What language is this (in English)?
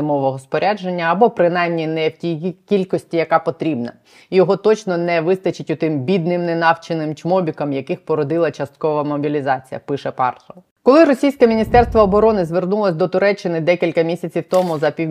Ukrainian